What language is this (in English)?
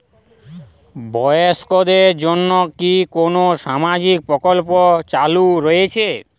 Bangla